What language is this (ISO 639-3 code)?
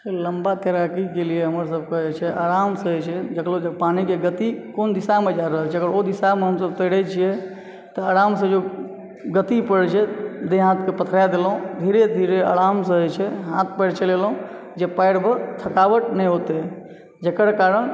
mai